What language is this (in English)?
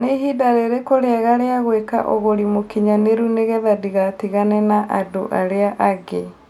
Kikuyu